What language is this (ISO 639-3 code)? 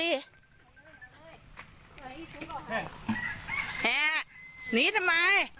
tha